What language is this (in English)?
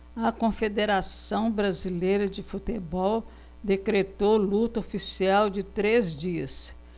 Portuguese